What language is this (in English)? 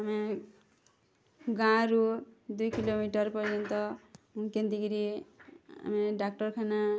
Odia